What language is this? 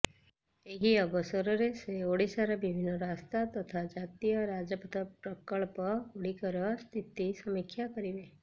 Odia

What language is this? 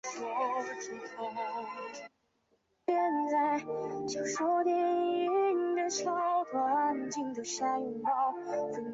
Chinese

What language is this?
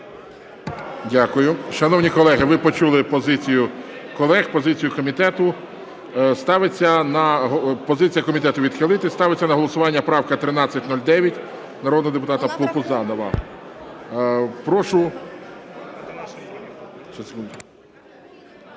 Ukrainian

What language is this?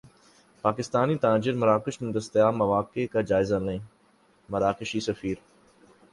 Urdu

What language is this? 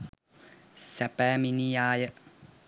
Sinhala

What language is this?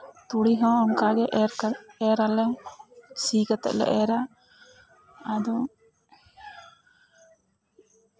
Santali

